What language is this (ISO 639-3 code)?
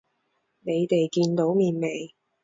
yue